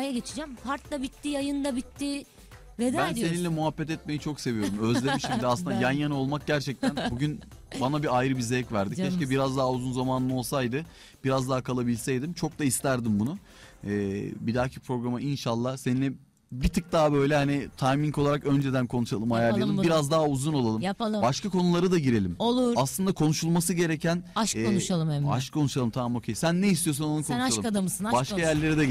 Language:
Turkish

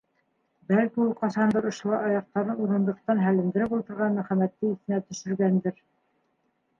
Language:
Bashkir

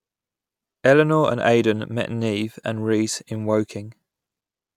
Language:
English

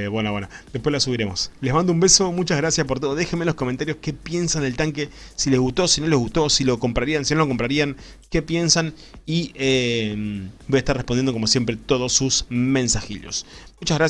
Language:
Spanish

